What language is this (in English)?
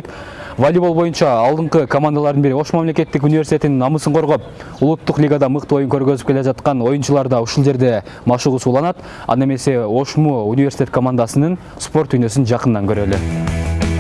Turkish